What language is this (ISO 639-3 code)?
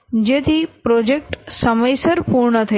guj